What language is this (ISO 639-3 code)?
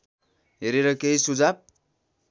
nep